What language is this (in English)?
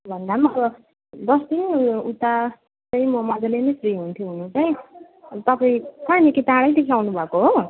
Nepali